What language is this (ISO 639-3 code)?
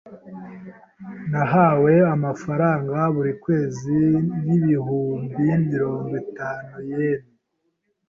kin